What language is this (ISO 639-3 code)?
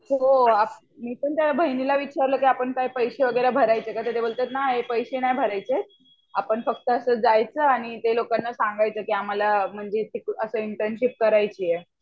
mar